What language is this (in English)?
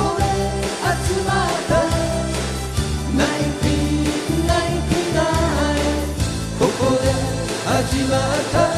Japanese